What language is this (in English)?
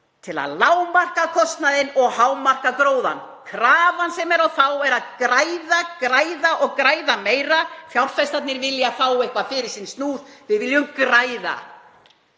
Icelandic